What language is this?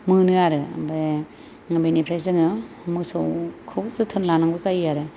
Bodo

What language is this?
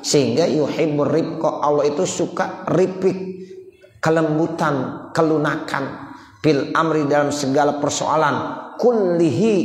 Indonesian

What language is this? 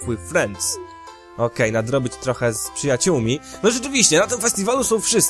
Polish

